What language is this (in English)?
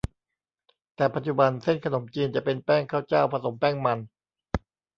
Thai